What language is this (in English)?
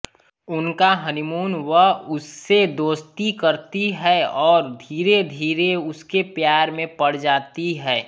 Hindi